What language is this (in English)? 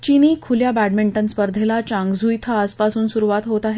Marathi